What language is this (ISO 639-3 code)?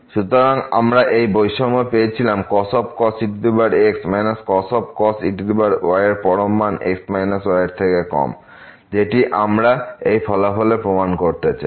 ben